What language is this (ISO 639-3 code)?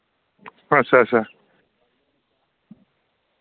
doi